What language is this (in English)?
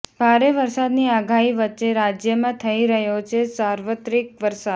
Gujarati